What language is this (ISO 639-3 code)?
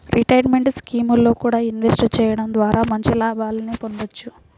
tel